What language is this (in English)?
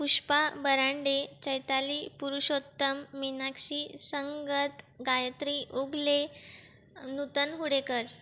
Marathi